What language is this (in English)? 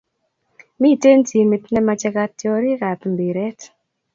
Kalenjin